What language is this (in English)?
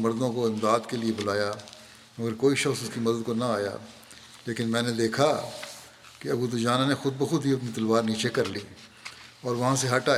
Urdu